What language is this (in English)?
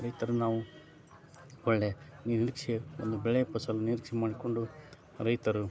Kannada